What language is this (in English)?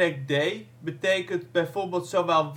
Dutch